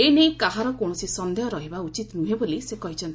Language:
Odia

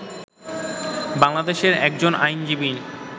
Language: Bangla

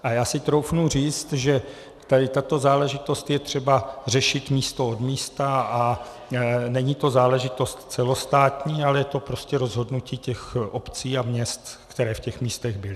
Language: Czech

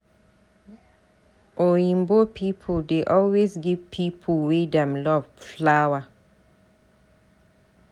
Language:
Nigerian Pidgin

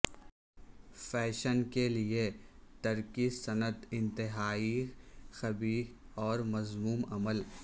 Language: Urdu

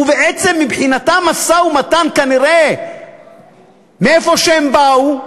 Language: Hebrew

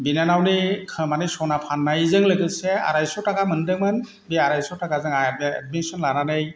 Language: Bodo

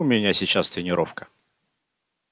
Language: Russian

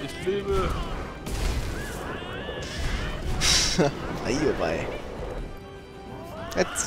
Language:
German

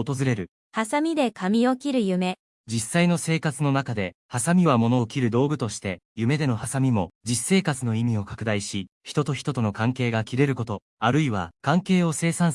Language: Japanese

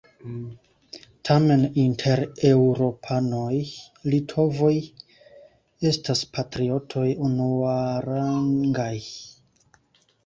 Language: Esperanto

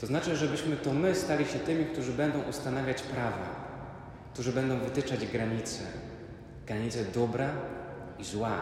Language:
Polish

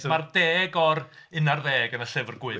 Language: Welsh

